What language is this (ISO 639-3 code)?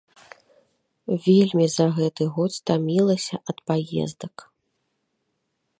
bel